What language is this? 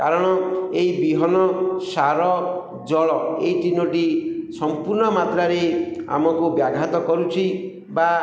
Odia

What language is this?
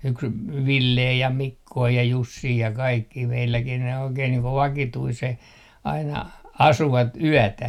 Finnish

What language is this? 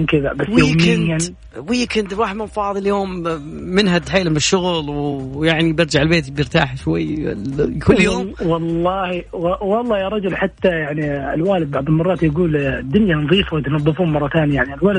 Arabic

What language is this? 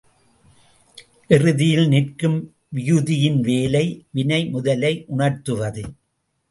Tamil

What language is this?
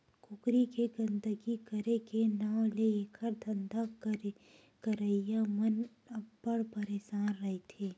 Chhattisgarhi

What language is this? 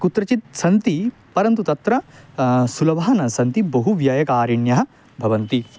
Sanskrit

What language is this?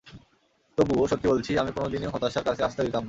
Bangla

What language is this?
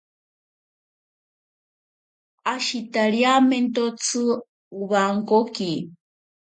Ashéninka Perené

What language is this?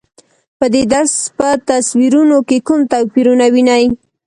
Pashto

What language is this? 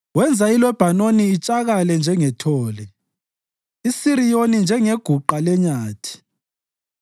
North Ndebele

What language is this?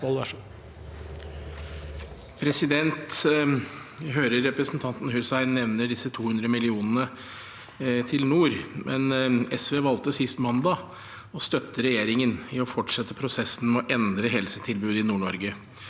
Norwegian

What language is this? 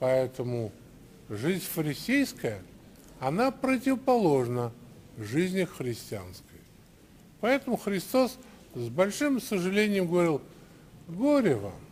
Russian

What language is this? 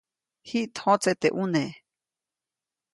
Copainalá Zoque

